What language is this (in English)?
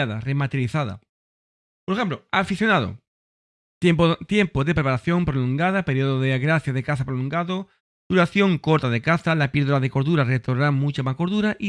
Spanish